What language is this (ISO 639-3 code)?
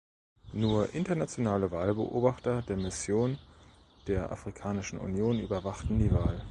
deu